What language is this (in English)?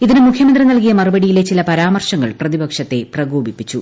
Malayalam